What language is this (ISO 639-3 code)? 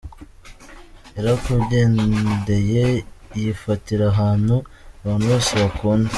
kin